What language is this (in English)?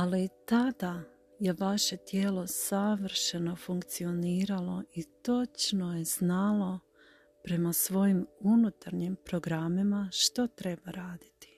Croatian